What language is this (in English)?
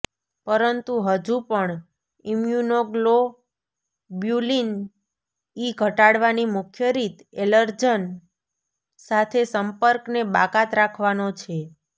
Gujarati